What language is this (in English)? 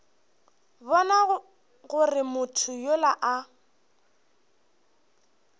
Northern Sotho